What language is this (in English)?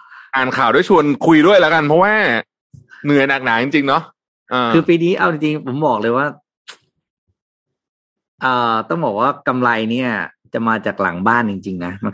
Thai